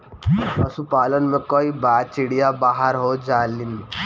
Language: Bhojpuri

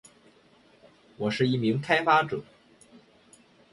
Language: Chinese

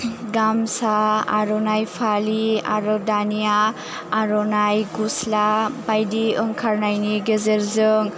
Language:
Bodo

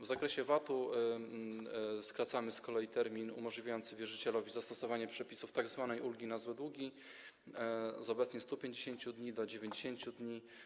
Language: Polish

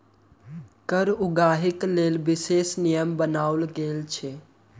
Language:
Maithili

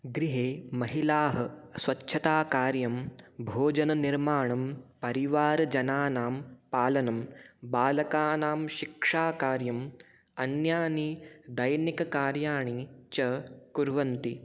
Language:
Sanskrit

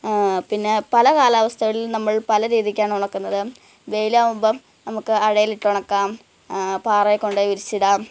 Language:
Malayalam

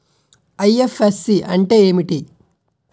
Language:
Telugu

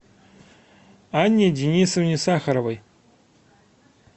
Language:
Russian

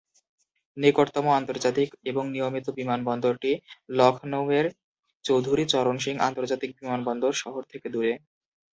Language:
Bangla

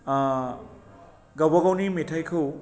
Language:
Bodo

